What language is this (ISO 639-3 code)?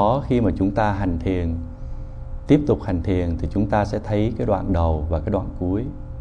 vie